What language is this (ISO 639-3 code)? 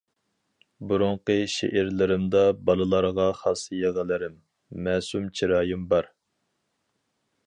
uig